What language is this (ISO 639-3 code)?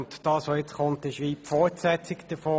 gsw